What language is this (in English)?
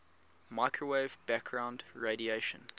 English